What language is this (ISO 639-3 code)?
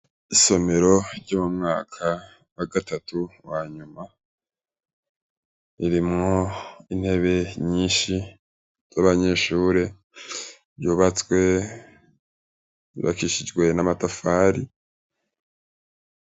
run